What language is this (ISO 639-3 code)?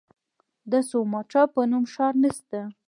pus